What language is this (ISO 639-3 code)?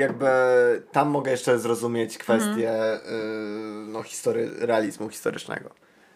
pol